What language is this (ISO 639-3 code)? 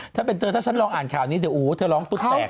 tha